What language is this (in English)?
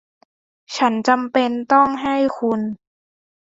Thai